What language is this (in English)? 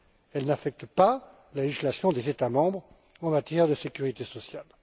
French